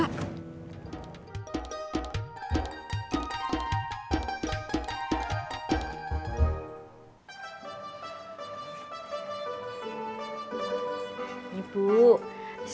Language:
Indonesian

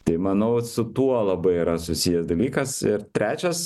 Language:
Lithuanian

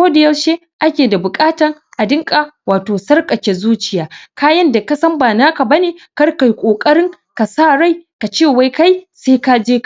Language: Hausa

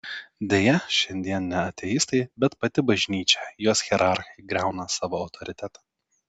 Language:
Lithuanian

